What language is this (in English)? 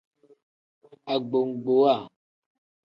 Tem